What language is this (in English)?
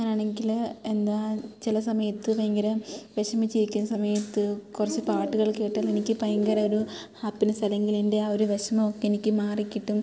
Malayalam